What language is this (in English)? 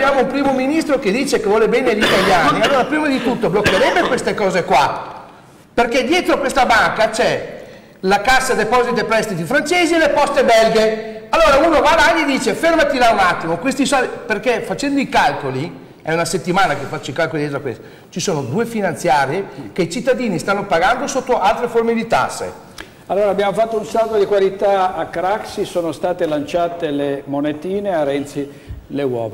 Italian